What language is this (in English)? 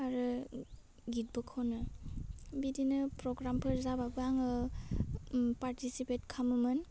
Bodo